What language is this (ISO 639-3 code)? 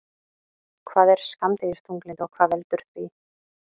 isl